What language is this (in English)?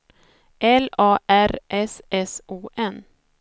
Swedish